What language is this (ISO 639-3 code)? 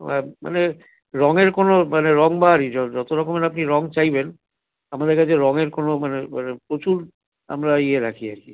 ben